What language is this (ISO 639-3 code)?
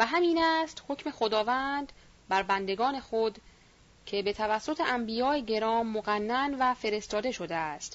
fas